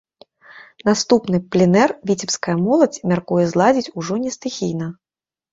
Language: Belarusian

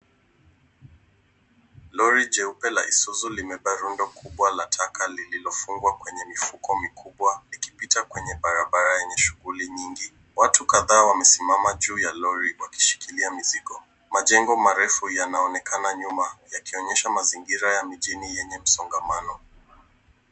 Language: Swahili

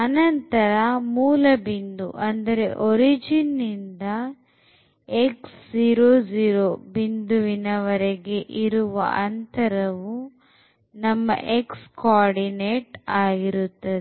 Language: Kannada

